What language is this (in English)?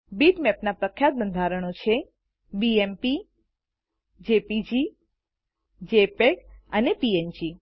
Gujarati